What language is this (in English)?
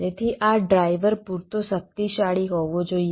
Gujarati